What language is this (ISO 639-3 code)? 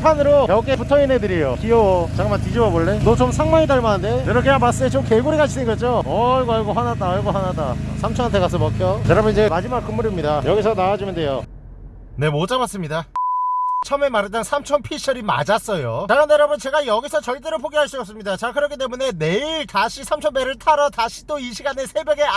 kor